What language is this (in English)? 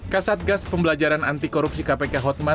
Indonesian